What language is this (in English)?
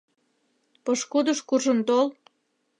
Mari